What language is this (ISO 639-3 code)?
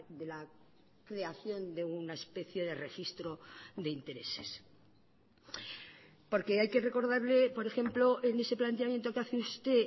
spa